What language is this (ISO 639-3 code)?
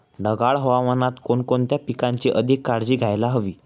mar